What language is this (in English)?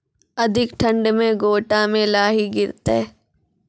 Maithili